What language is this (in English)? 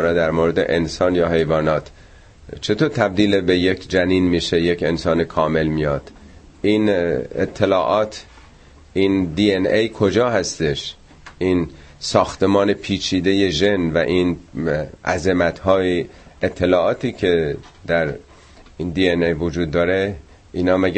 Persian